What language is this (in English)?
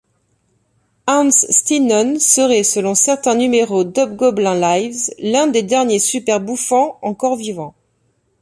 French